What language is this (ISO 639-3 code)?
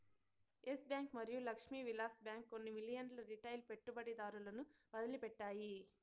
tel